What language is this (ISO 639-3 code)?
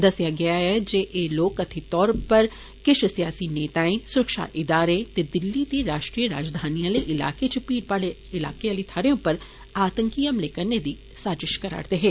doi